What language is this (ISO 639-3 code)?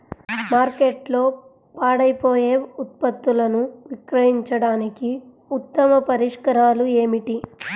tel